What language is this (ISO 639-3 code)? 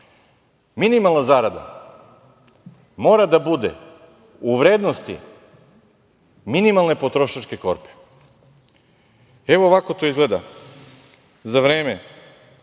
srp